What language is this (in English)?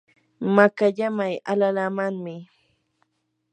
Yanahuanca Pasco Quechua